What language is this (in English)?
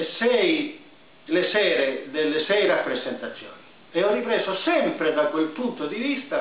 Italian